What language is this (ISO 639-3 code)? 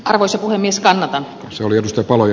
fin